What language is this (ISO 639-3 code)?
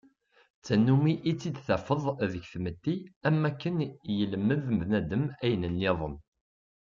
kab